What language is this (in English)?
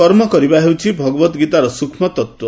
Odia